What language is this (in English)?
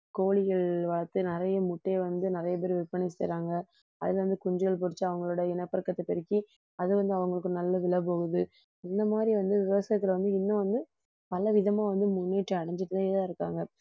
Tamil